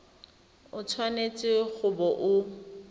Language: Tswana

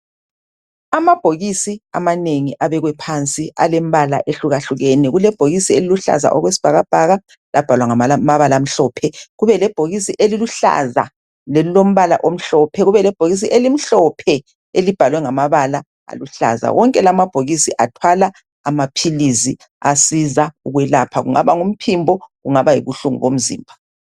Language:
North Ndebele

